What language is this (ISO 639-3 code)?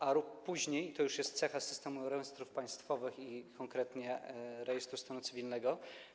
pol